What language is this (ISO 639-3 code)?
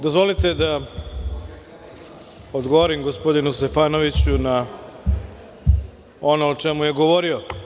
srp